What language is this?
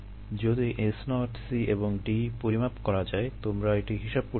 Bangla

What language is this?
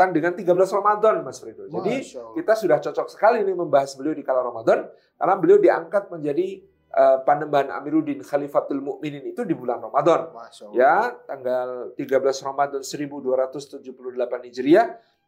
Indonesian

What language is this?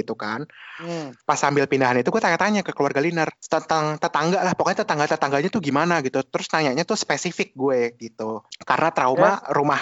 Indonesian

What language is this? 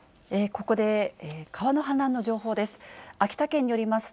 Japanese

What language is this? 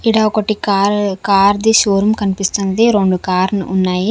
Telugu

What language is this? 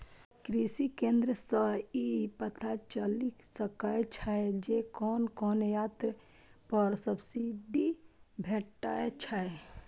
Maithili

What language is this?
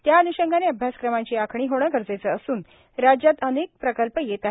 Marathi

